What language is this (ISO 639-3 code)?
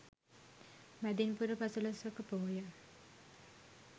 sin